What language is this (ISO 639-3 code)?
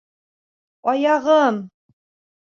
bak